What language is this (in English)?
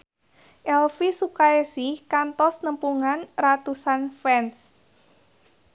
Sundanese